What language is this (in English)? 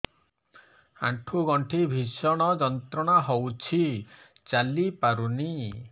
Odia